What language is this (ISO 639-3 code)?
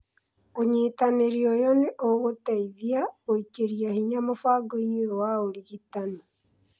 kik